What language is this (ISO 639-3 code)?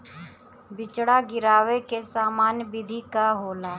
bho